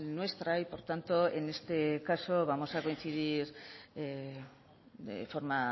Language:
Spanish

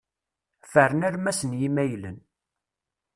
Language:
Kabyle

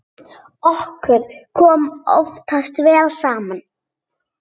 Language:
Icelandic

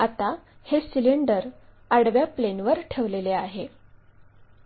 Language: Marathi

